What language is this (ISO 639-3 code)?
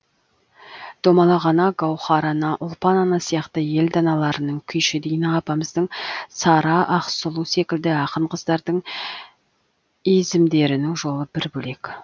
kaz